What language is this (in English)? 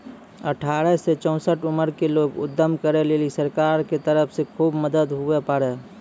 Maithili